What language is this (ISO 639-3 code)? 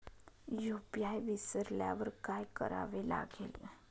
mar